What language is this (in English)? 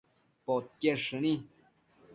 Matsés